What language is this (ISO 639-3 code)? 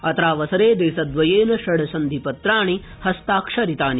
san